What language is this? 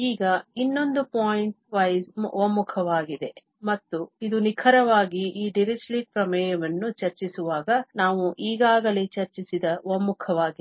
Kannada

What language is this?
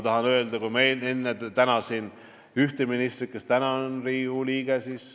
Estonian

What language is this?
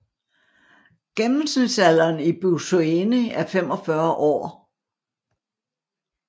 Danish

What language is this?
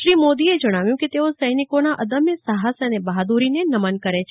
Gujarati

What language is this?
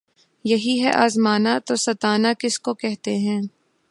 Urdu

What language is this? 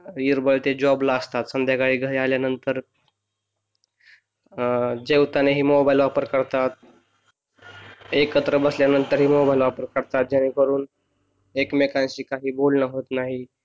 Marathi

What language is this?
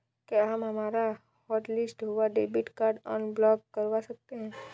Hindi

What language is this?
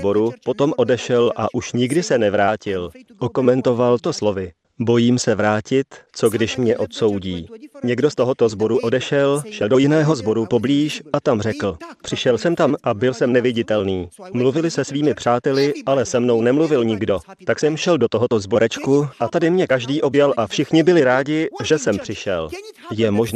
Czech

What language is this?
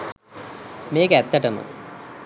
Sinhala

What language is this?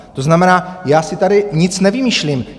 Czech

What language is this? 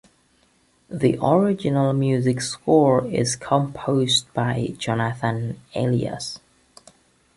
English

